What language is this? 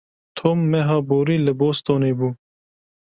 Kurdish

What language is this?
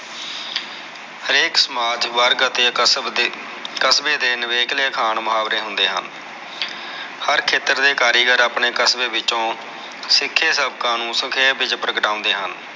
Punjabi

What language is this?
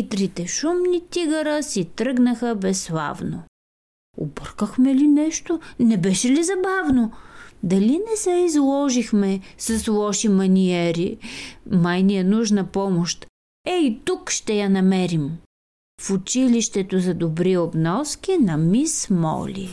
Bulgarian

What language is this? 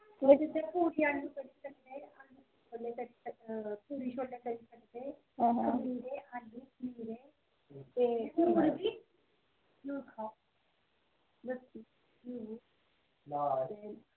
Dogri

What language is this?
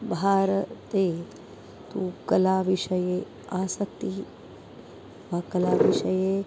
Sanskrit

